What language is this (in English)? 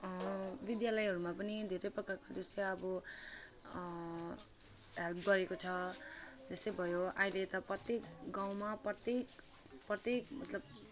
Nepali